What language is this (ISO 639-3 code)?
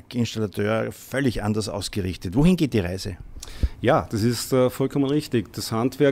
deu